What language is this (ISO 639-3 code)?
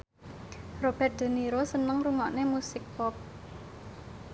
jav